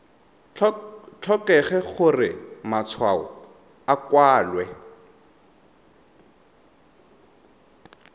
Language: Tswana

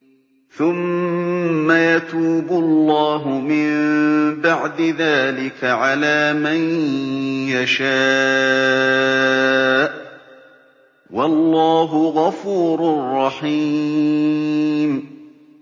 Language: Arabic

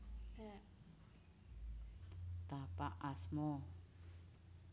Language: Javanese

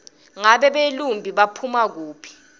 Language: Swati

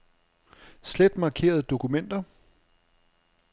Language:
Danish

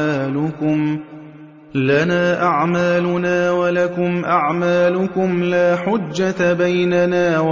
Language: Arabic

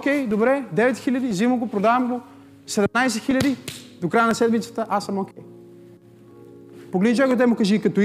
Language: Bulgarian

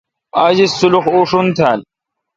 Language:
Kalkoti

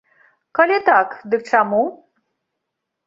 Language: Belarusian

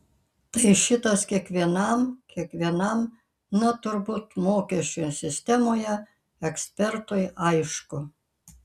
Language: Lithuanian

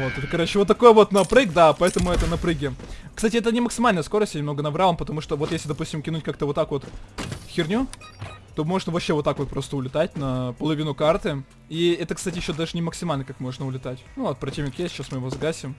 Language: Russian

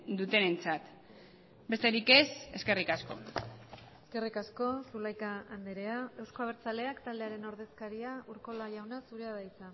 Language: Basque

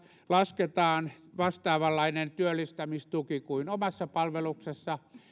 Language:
Finnish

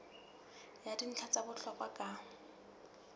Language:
Southern Sotho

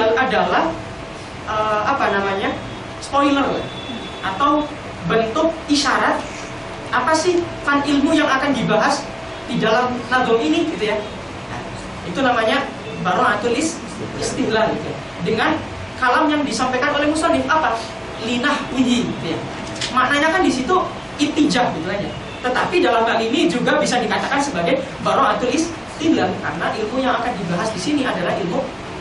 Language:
Indonesian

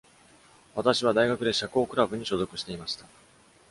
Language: Japanese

